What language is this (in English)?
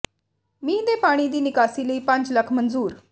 Punjabi